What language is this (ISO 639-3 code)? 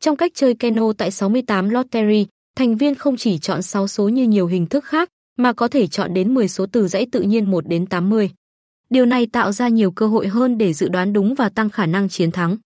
vie